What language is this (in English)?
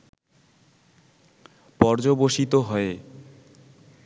Bangla